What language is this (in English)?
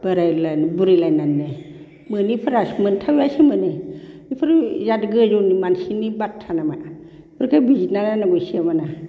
Bodo